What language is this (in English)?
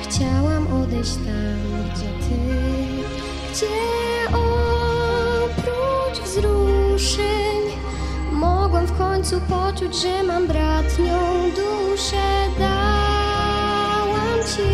Polish